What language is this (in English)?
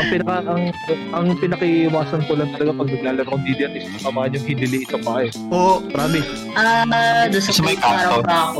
Filipino